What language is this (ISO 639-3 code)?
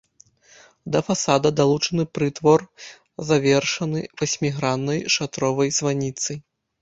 bel